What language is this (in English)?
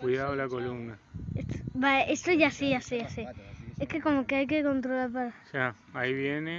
Spanish